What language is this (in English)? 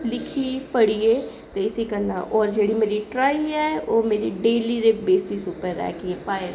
Dogri